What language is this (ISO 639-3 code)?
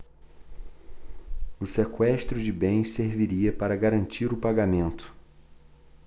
por